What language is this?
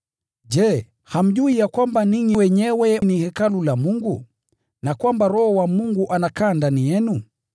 Swahili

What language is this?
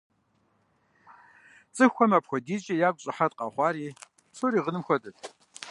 Kabardian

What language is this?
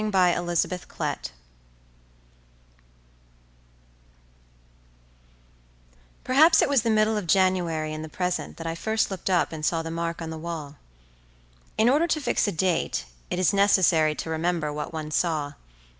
English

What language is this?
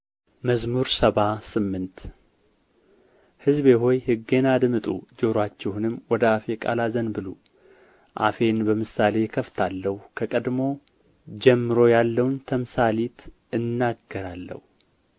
Amharic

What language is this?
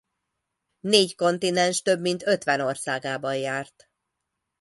Hungarian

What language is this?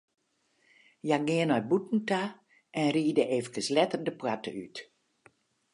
Western Frisian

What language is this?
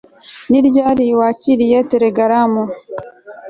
Kinyarwanda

